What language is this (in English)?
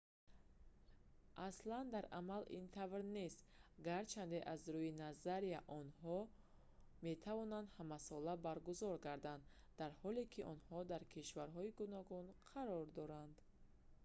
Tajik